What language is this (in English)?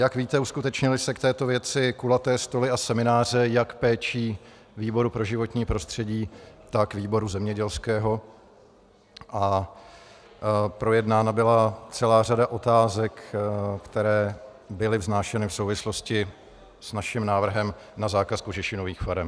Czech